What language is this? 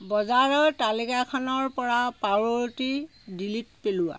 Assamese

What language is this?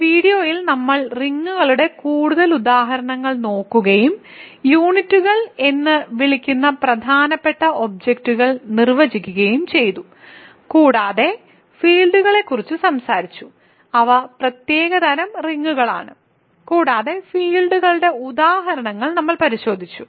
Malayalam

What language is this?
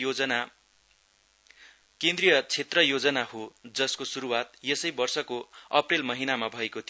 Nepali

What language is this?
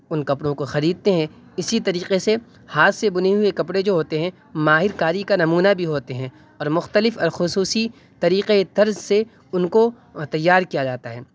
Urdu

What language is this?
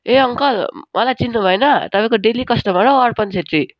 Nepali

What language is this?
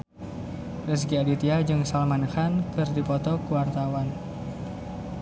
Sundanese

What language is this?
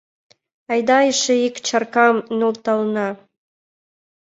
Mari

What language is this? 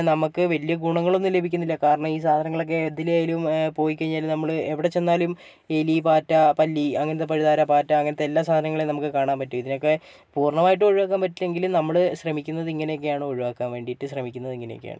Malayalam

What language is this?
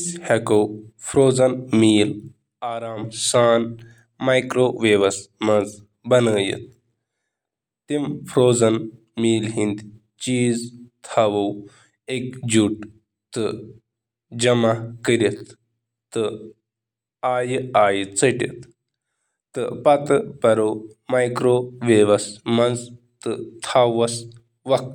Kashmiri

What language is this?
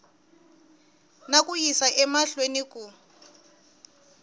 Tsonga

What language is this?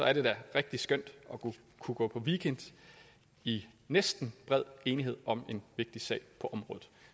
Danish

